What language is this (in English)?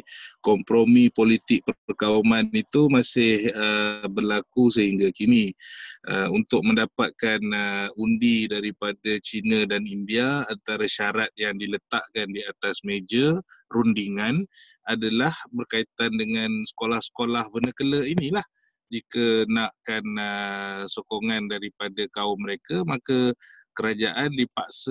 Malay